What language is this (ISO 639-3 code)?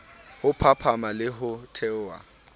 sot